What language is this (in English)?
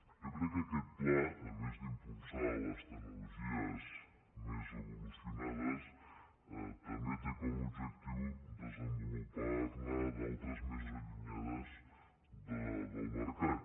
Catalan